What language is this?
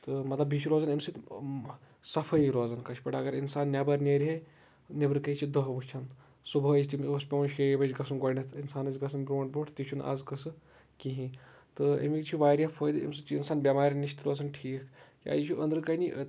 Kashmiri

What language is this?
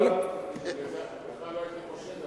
Hebrew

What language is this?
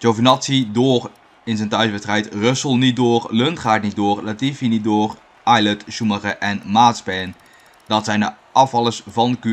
Dutch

